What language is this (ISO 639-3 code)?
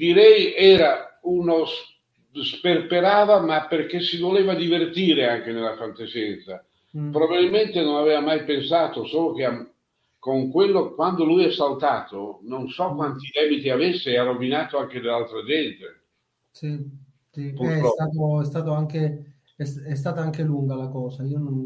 ita